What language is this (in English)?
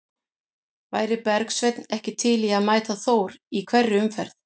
Icelandic